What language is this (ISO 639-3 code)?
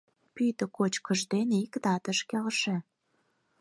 chm